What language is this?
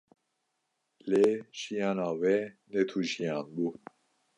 Kurdish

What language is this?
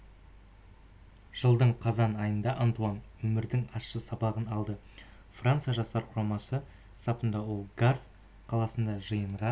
Kazakh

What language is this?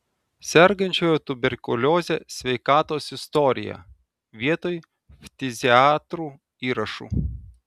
Lithuanian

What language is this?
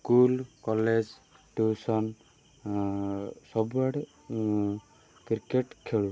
Odia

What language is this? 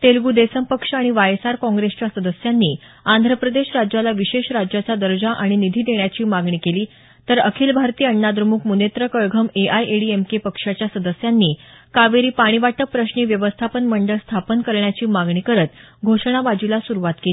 Marathi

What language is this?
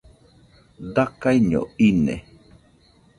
Nüpode Huitoto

